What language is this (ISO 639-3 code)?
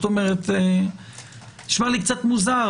heb